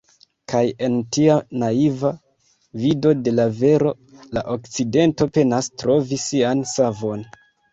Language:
Esperanto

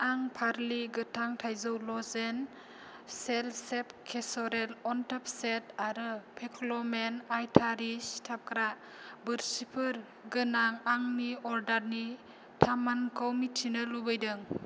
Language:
Bodo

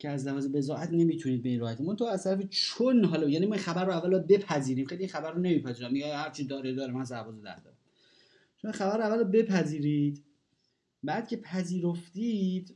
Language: Persian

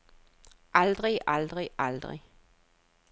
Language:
Danish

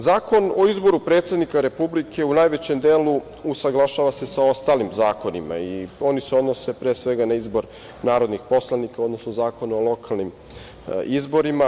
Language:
Serbian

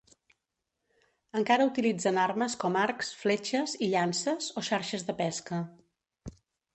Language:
Catalan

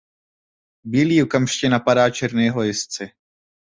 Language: Czech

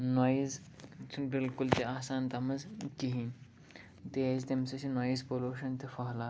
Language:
Kashmiri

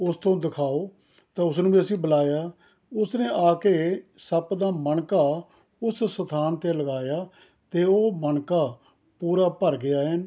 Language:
Punjabi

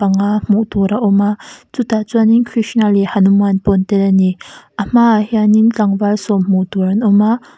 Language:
Mizo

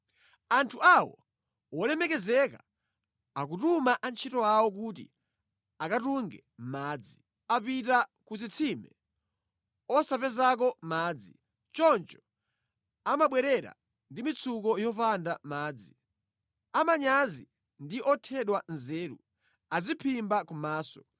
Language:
Nyanja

